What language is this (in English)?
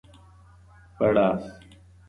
Pashto